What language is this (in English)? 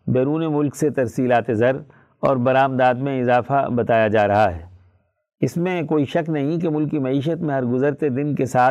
Urdu